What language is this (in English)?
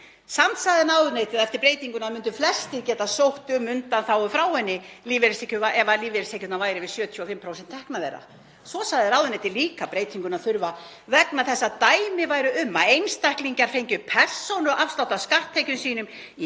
Icelandic